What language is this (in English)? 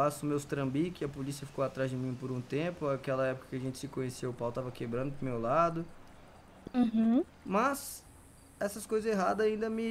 Portuguese